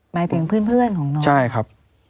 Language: Thai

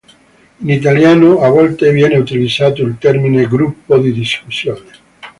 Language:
Italian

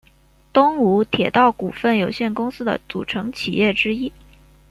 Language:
Chinese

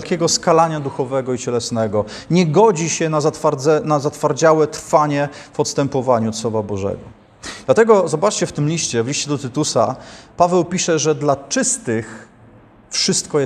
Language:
Polish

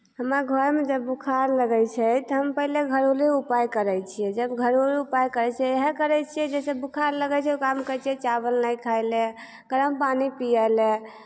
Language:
Maithili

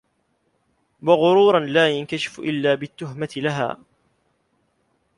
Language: Arabic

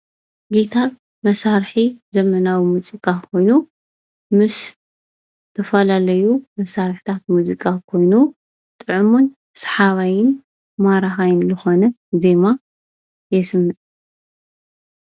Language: Tigrinya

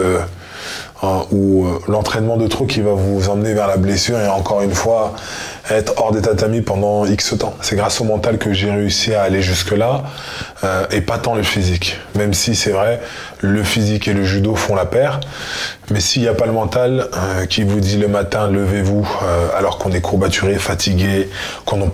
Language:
French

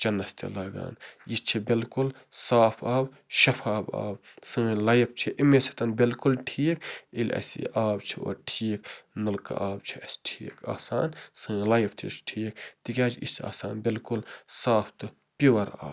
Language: Kashmiri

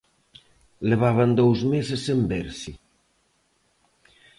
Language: Galician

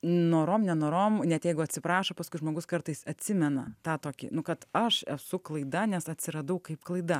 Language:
Lithuanian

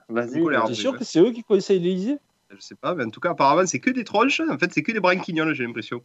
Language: French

